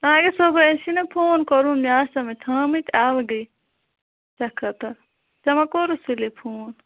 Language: Kashmiri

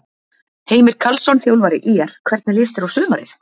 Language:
Icelandic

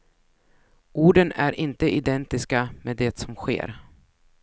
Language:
Swedish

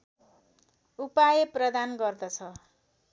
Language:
Nepali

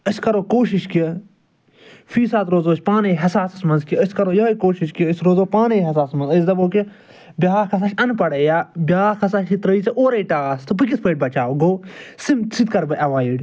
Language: Kashmiri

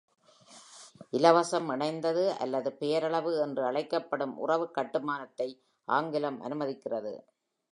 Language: Tamil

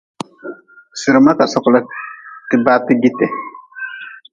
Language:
Nawdm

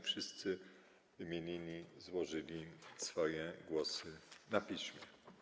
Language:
Polish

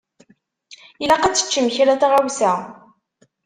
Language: Kabyle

